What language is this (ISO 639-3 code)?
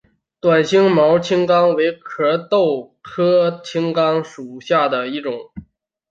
zho